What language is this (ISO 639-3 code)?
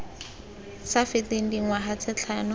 tsn